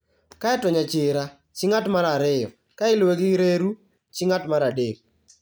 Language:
Luo (Kenya and Tanzania)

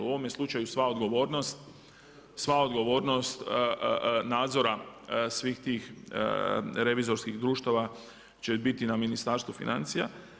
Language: Croatian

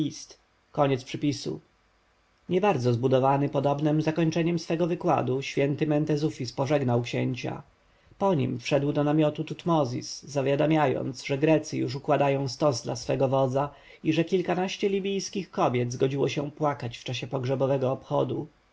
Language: Polish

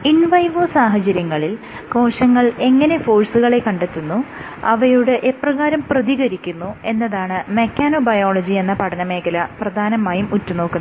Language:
Malayalam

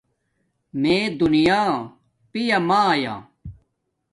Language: Domaaki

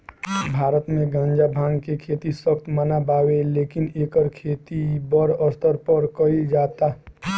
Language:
Bhojpuri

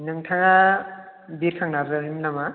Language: Bodo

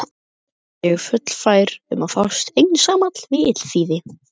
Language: Icelandic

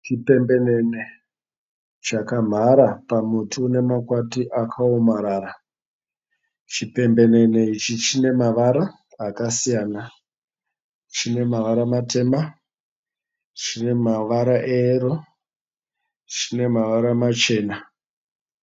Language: Shona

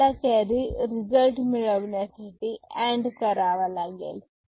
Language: Marathi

